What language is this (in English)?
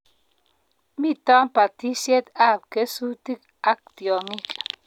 Kalenjin